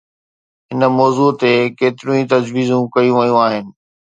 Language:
Sindhi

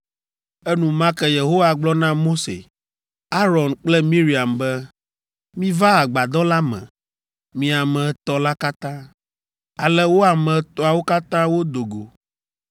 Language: Ewe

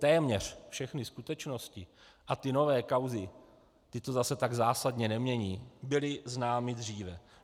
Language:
Czech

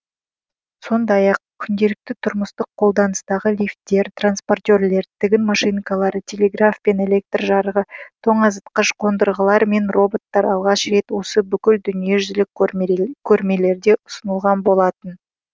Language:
Kazakh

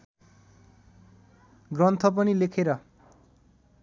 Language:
Nepali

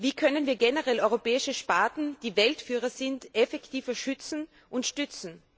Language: German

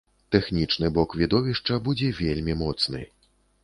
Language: Belarusian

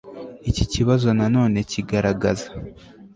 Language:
Kinyarwanda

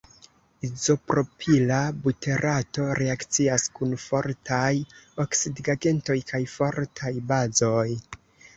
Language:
Esperanto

